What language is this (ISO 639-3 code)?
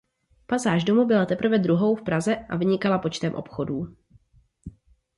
ces